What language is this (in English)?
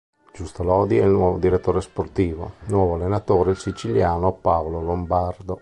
Italian